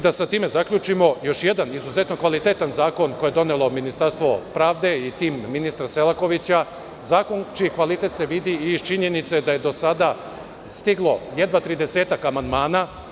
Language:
Serbian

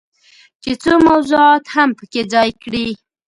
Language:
Pashto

